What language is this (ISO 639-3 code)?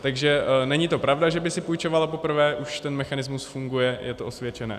ces